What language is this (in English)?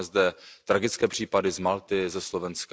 Czech